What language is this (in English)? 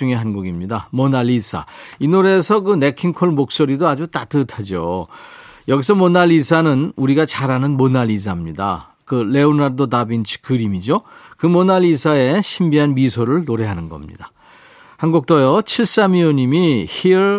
Korean